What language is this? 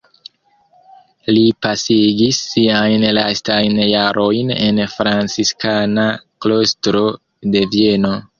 Esperanto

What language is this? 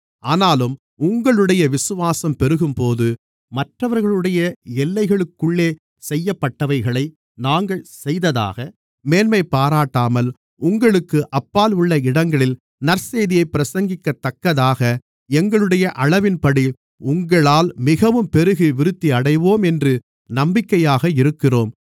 Tamil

